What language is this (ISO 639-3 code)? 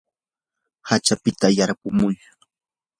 qur